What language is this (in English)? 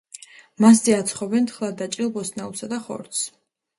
Georgian